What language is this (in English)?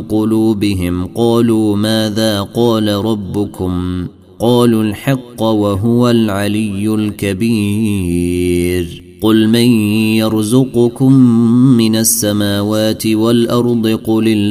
Arabic